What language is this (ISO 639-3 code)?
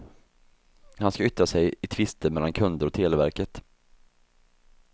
swe